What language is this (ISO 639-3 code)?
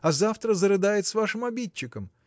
rus